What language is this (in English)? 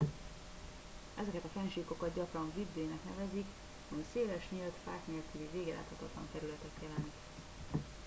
Hungarian